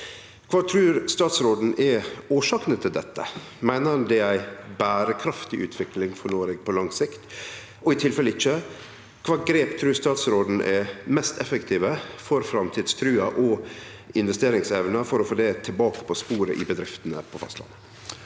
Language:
Norwegian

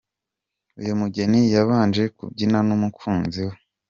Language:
Kinyarwanda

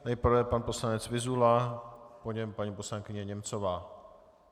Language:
Czech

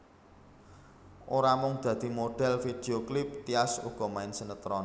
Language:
Javanese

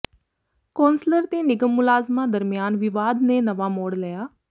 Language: Punjabi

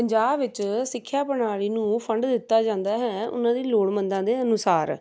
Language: Punjabi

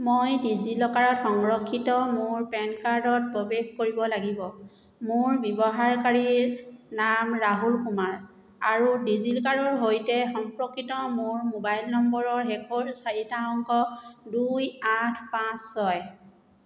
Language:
Assamese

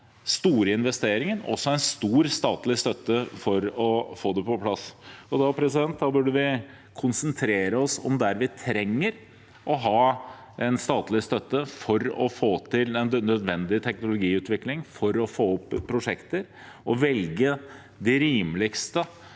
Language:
Norwegian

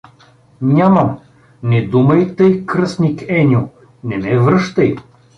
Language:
Bulgarian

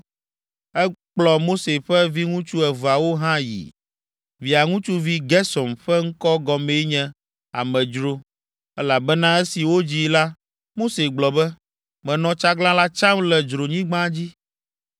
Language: Ewe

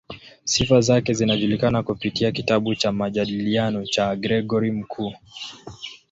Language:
Swahili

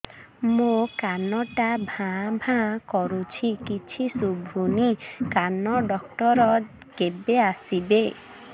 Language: Odia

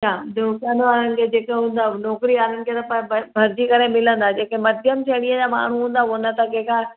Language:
Sindhi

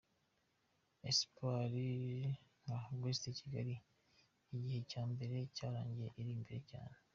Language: Kinyarwanda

